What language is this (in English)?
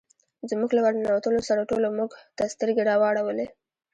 Pashto